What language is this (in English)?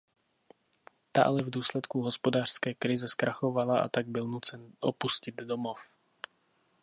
Czech